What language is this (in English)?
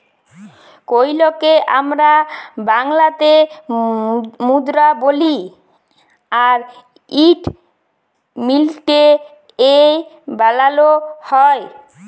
Bangla